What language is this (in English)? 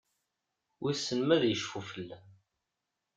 Kabyle